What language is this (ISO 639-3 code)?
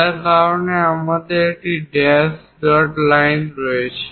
ben